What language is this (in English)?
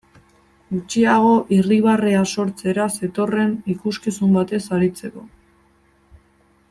Basque